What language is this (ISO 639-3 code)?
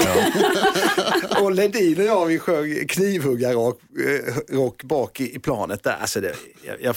swe